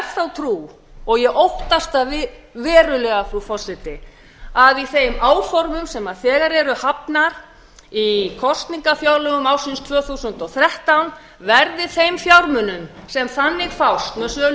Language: Icelandic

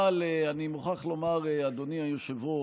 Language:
Hebrew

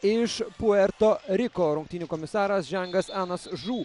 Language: Lithuanian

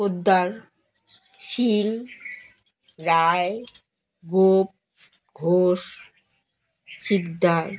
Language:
Bangla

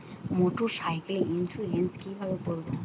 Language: Bangla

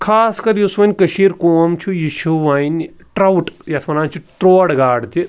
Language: Kashmiri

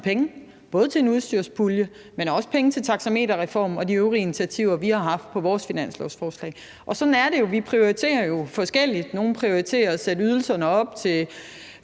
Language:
Danish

